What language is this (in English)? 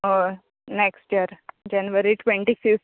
Konkani